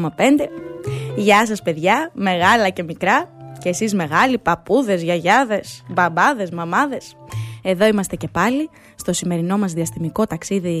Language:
Greek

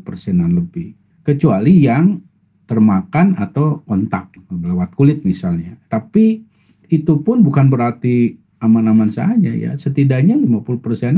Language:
Indonesian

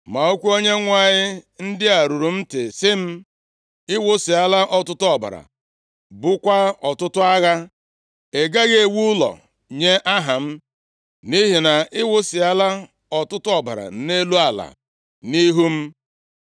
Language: Igbo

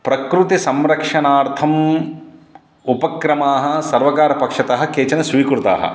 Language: Sanskrit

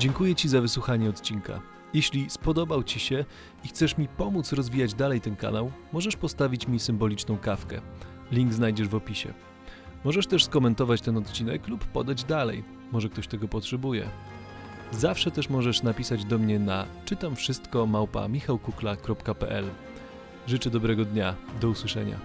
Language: Polish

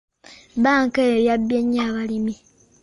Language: Ganda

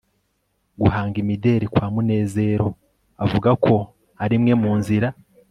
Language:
Kinyarwanda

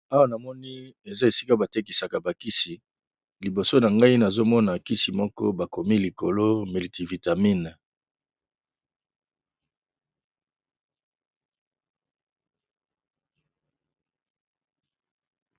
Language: Lingala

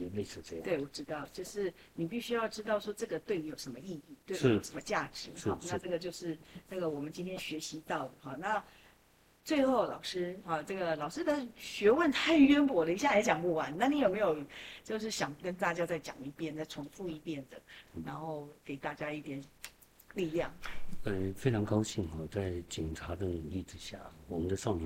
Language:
Chinese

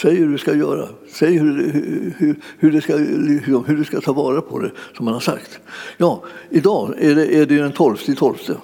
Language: Swedish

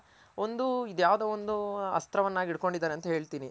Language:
Kannada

